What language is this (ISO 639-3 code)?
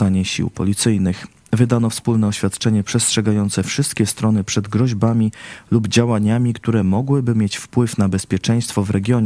pol